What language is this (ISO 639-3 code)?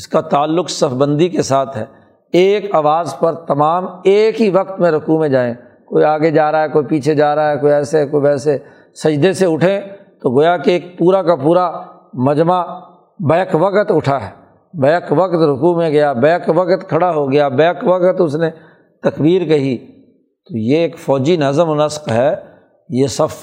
urd